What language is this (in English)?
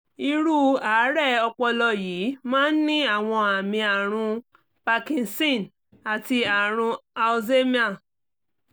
Yoruba